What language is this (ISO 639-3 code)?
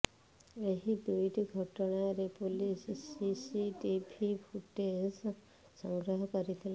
ori